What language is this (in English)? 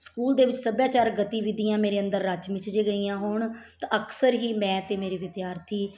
Punjabi